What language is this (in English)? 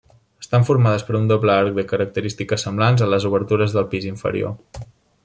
Catalan